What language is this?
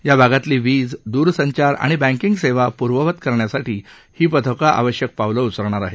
Marathi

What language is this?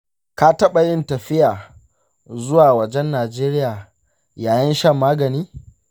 Hausa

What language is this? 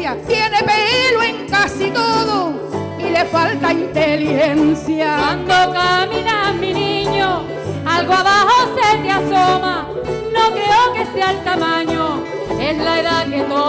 Spanish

